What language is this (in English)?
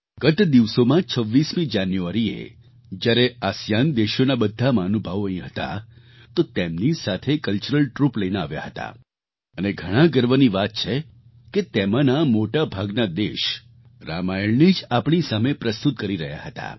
Gujarati